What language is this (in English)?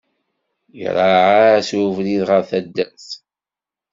Kabyle